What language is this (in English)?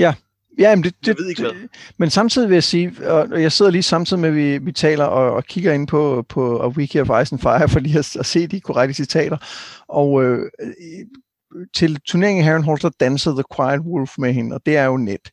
Danish